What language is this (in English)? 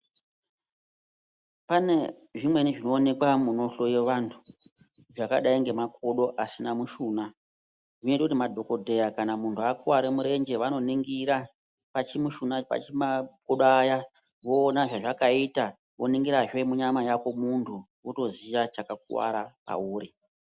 Ndau